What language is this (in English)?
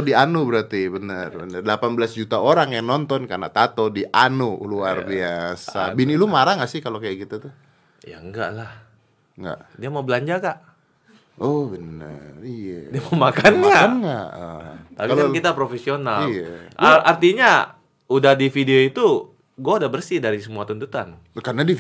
Indonesian